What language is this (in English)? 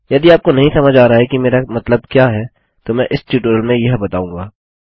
Hindi